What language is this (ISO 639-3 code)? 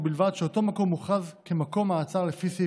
heb